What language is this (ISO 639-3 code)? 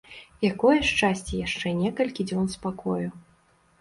bel